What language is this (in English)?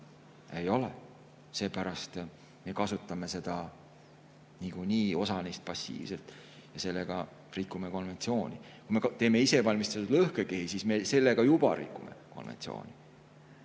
Estonian